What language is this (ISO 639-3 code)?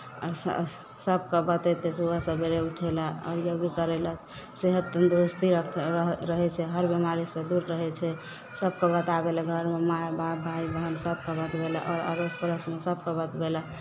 mai